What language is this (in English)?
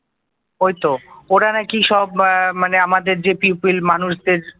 Bangla